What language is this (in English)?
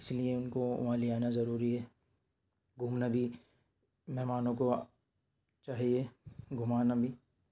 Urdu